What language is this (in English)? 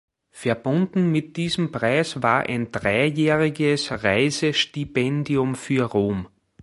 German